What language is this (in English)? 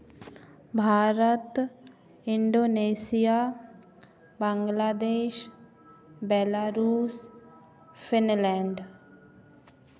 Hindi